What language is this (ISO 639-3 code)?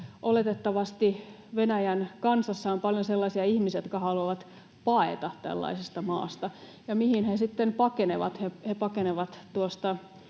fin